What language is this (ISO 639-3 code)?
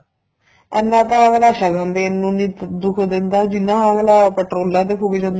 pan